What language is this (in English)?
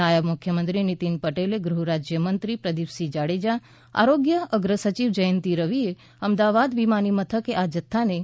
Gujarati